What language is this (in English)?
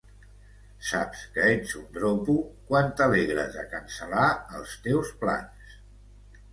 Catalan